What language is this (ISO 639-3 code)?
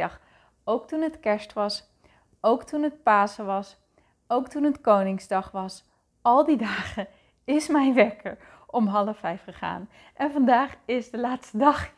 nld